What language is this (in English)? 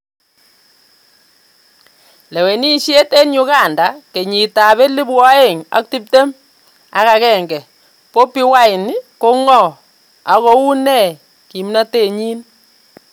Kalenjin